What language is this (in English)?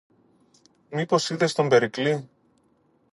Greek